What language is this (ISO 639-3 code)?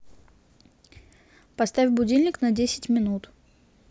rus